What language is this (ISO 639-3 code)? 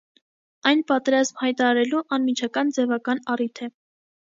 hye